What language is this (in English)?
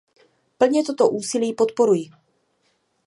Czech